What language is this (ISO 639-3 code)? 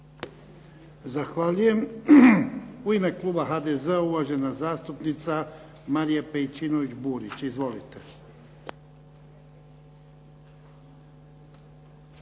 hrv